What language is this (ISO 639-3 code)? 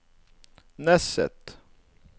nor